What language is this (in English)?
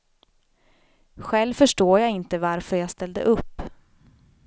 Swedish